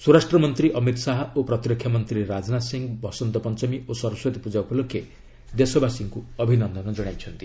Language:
Odia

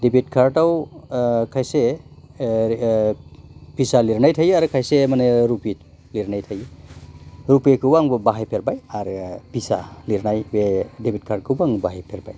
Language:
Bodo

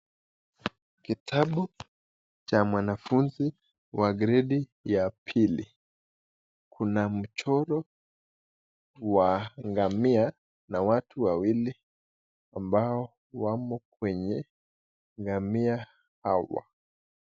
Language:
Swahili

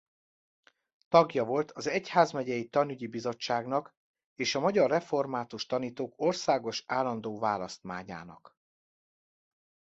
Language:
Hungarian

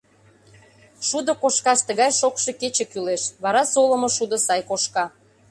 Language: Mari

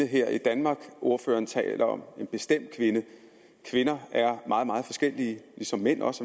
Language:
Danish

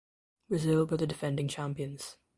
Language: English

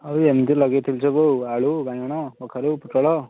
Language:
Odia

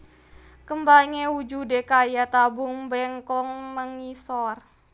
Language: Javanese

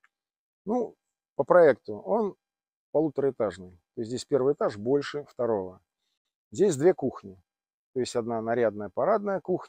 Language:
Russian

